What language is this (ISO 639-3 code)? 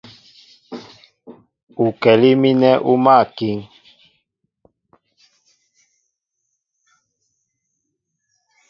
mbo